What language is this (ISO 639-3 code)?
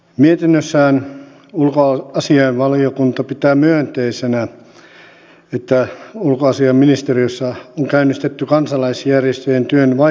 fin